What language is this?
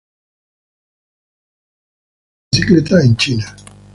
Spanish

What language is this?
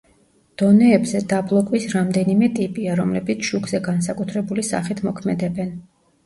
Georgian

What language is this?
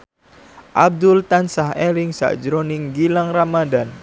Javanese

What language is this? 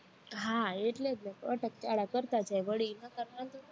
Gujarati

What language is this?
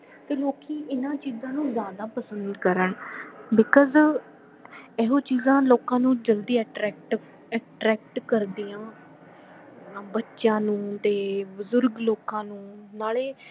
Punjabi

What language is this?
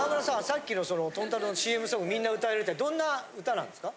Japanese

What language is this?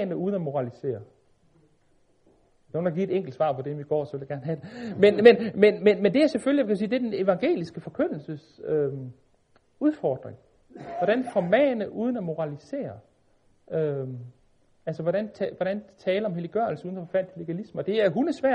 Danish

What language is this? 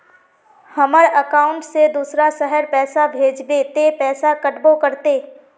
Magahi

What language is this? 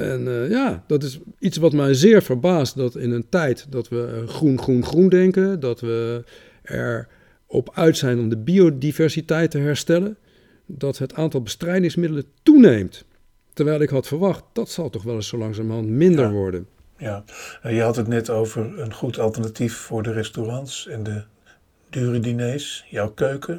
Dutch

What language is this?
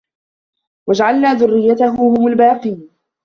Arabic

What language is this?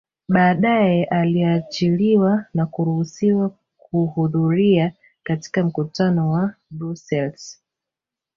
Swahili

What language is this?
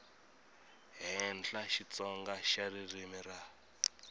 Tsonga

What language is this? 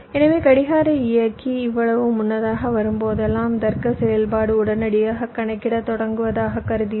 Tamil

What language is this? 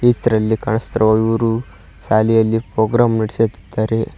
Kannada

